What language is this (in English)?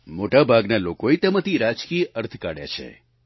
Gujarati